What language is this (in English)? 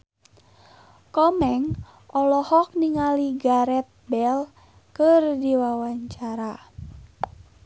Sundanese